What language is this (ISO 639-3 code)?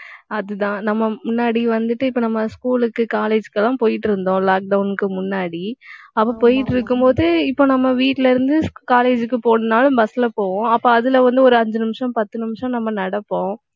tam